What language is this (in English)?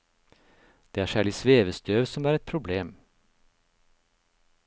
Norwegian